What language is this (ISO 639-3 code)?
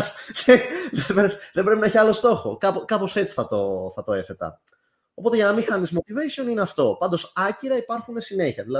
ell